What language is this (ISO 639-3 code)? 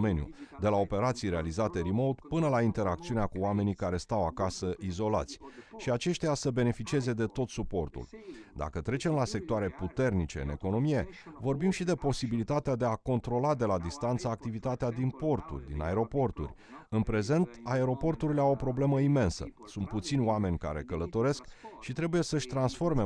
ron